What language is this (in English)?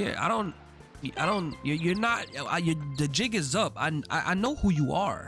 English